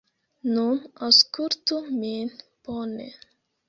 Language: Esperanto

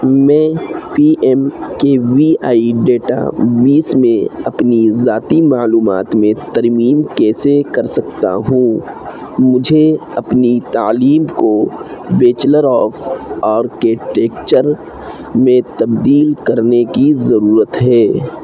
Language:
Urdu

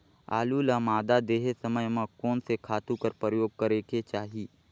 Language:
Chhattisgarhi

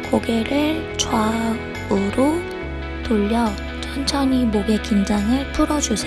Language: Korean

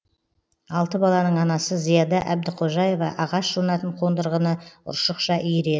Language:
Kazakh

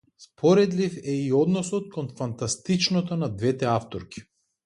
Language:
Macedonian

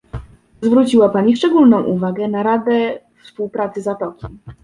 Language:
Polish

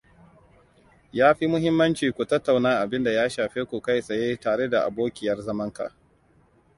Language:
Hausa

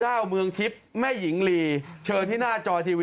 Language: Thai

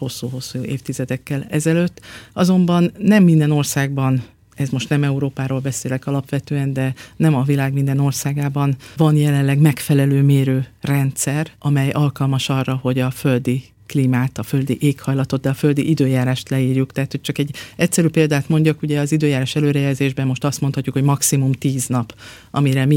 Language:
Hungarian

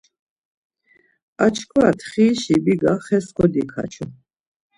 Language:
Laz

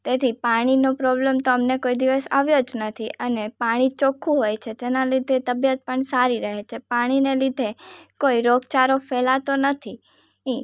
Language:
Gujarati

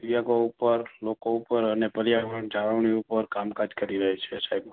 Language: Gujarati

